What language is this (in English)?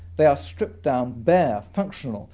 English